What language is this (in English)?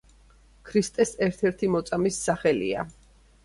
Georgian